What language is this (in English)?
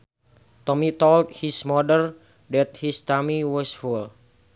Sundanese